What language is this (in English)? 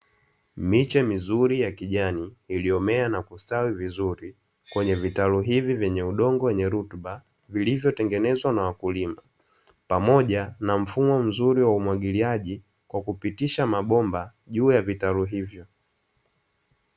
Swahili